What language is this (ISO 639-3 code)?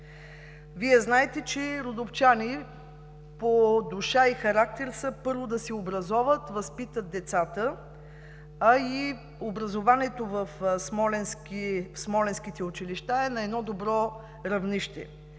bul